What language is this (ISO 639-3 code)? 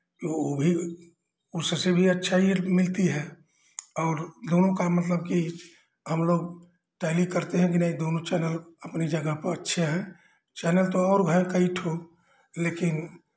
hin